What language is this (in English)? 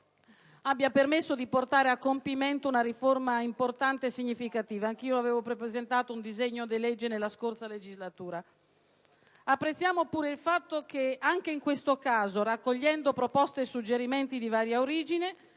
Italian